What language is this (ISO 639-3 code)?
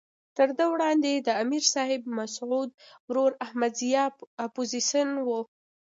pus